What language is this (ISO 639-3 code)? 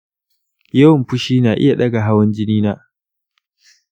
hau